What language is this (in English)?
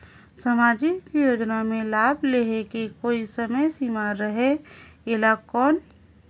Chhattisgarhi